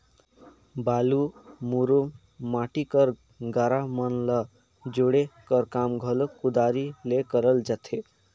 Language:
Chhattisgarhi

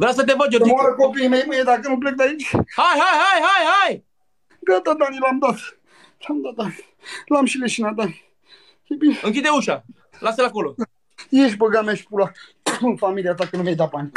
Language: Romanian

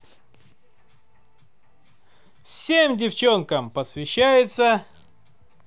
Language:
Russian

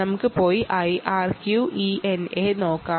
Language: Malayalam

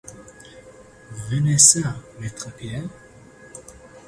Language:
French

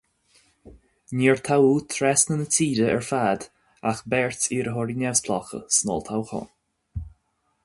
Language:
Irish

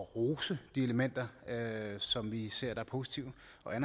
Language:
Danish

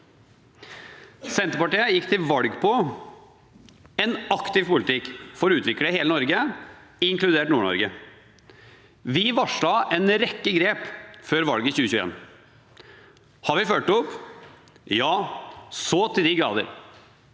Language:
Norwegian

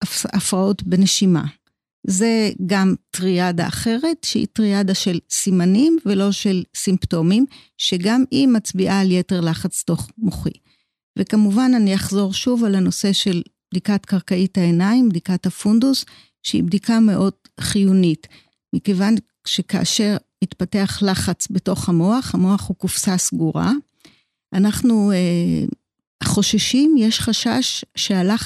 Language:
Hebrew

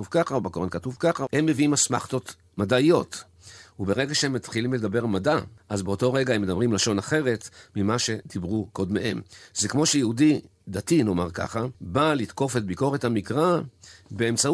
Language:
Hebrew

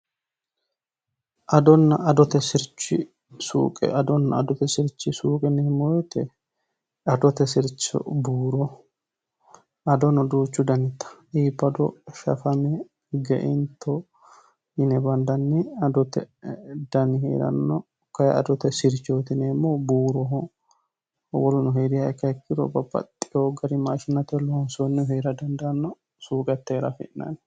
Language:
Sidamo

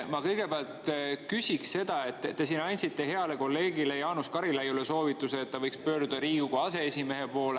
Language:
Estonian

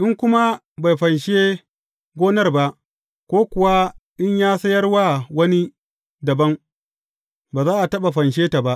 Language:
Hausa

